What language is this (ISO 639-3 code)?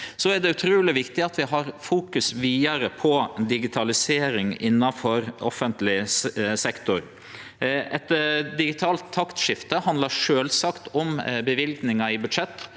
nor